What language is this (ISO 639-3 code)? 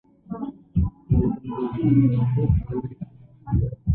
uzb